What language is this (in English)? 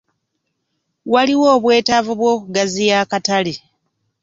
Ganda